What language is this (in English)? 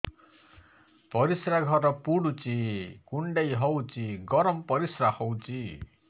Odia